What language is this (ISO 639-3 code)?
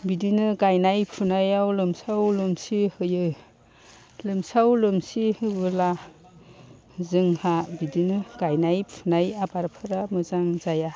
brx